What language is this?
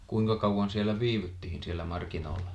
Finnish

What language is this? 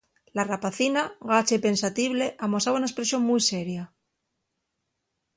Asturian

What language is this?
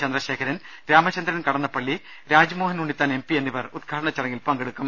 Malayalam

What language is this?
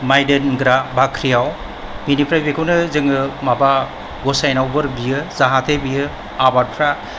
Bodo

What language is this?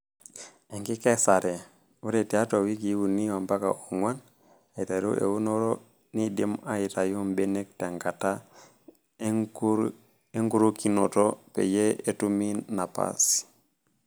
Masai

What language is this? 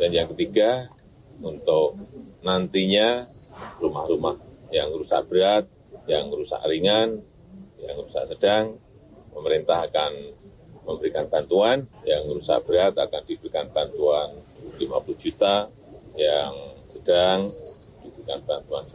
Indonesian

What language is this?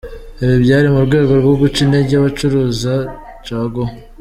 Kinyarwanda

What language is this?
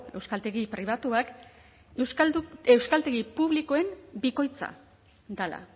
Basque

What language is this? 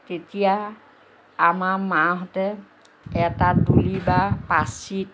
Assamese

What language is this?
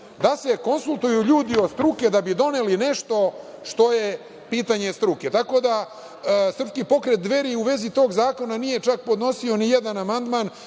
Serbian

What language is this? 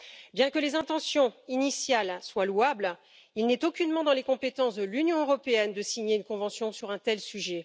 French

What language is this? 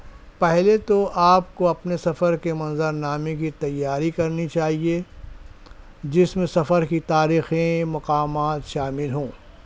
Urdu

